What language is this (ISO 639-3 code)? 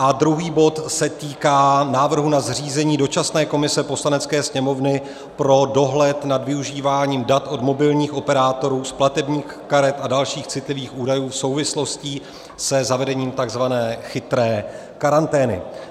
ces